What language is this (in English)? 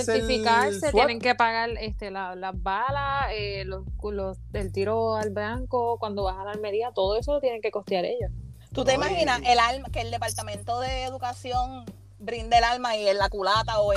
Spanish